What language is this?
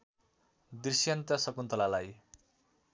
Nepali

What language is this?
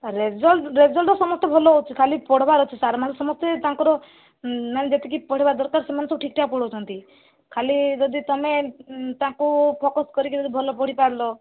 Odia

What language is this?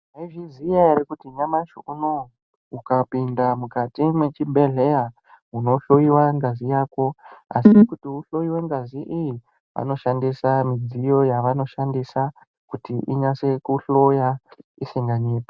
Ndau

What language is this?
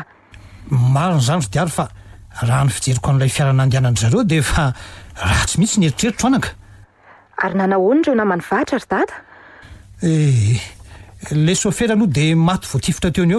Romanian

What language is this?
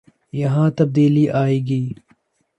Urdu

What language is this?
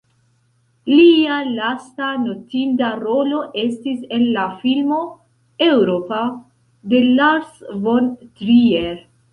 Esperanto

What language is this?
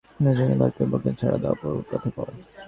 Bangla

